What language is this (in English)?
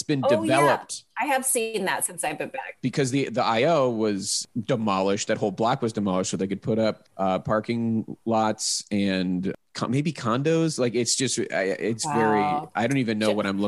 English